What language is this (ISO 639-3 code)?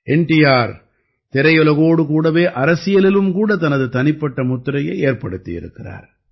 tam